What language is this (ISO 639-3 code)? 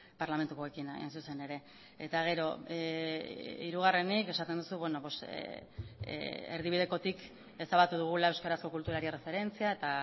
eus